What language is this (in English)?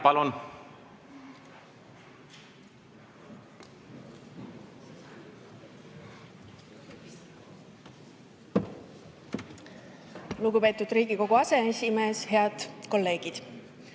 Estonian